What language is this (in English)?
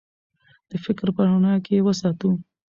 Pashto